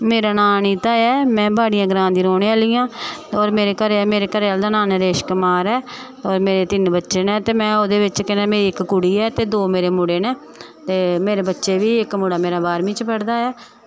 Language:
Dogri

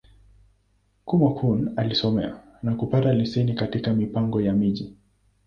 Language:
Swahili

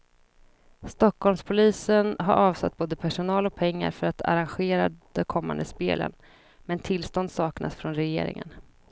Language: Swedish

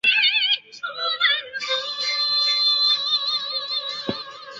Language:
Chinese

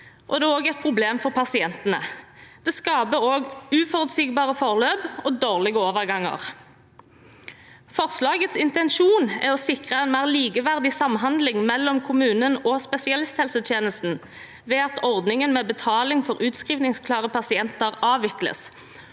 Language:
Norwegian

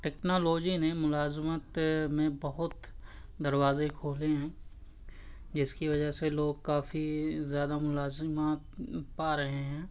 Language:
Urdu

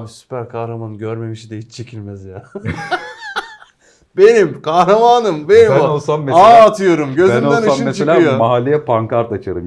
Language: Turkish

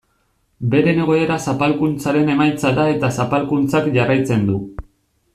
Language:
Basque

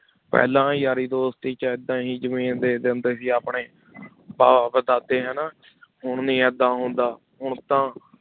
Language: Punjabi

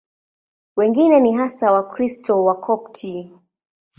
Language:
Swahili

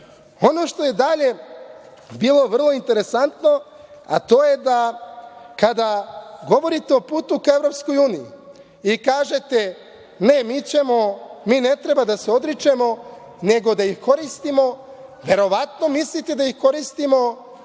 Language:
Serbian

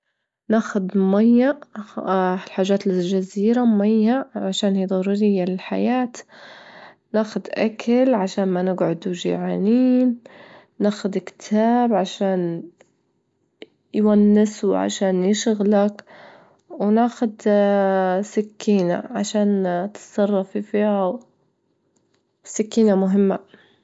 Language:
Libyan Arabic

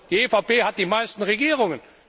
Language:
German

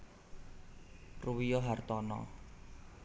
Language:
Javanese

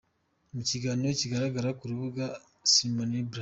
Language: Kinyarwanda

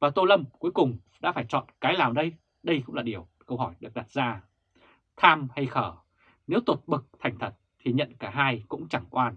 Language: Vietnamese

